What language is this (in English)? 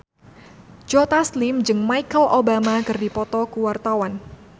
Sundanese